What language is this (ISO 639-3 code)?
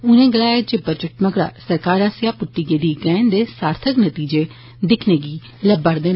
doi